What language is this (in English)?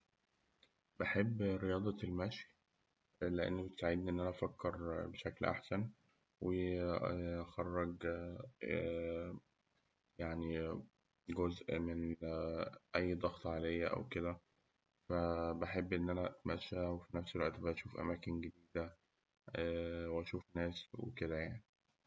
Egyptian Arabic